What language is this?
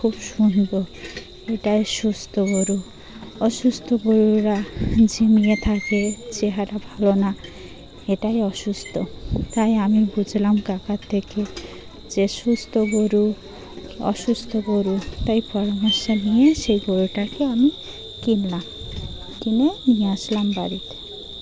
Bangla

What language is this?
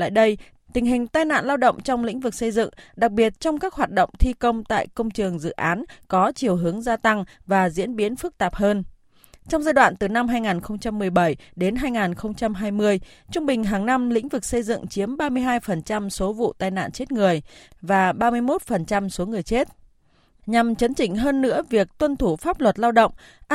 Vietnamese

